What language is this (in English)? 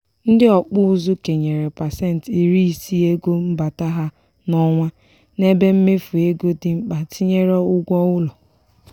Igbo